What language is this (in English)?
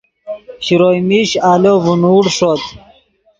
Yidgha